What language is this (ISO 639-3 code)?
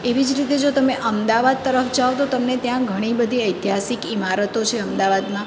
guj